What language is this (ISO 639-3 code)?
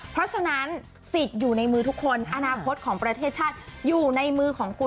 tha